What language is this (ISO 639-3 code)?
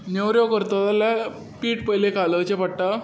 kok